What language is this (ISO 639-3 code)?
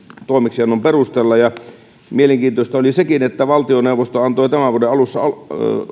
fin